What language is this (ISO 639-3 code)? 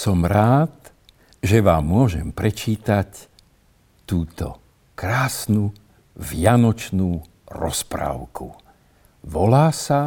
slk